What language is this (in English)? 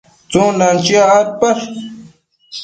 Matsés